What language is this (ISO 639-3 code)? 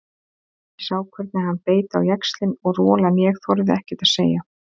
isl